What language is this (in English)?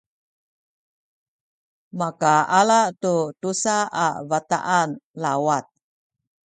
Sakizaya